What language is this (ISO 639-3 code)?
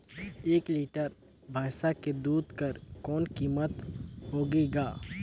hne